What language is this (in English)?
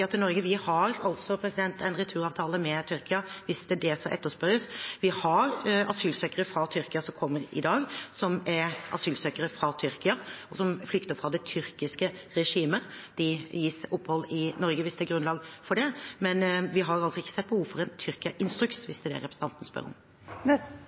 Norwegian Bokmål